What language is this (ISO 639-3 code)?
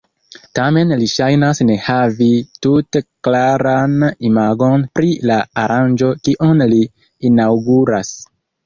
epo